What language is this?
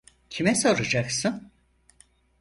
Turkish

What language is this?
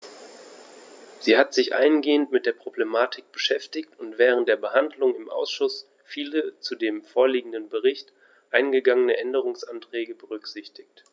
German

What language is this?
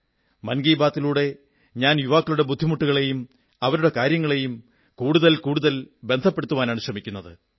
Malayalam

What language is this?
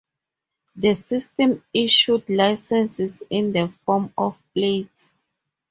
English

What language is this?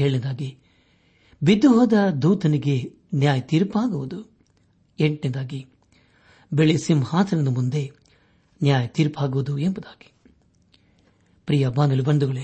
Kannada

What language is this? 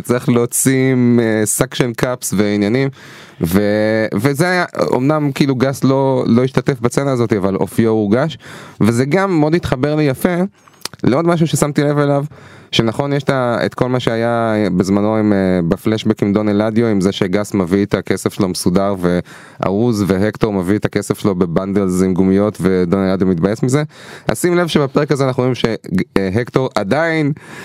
Hebrew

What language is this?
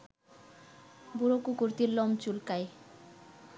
Bangla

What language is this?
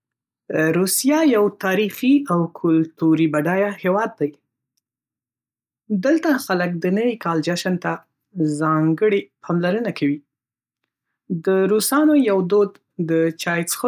Pashto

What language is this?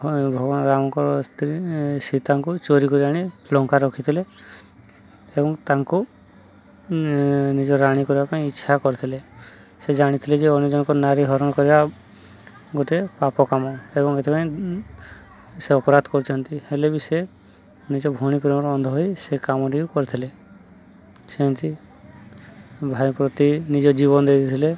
Odia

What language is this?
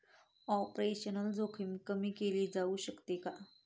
Marathi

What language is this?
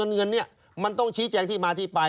Thai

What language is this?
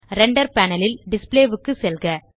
Tamil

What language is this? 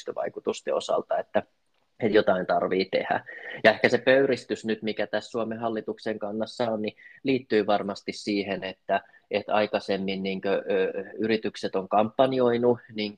Finnish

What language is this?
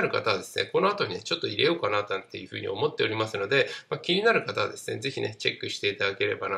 Japanese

